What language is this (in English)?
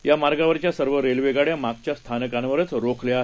Marathi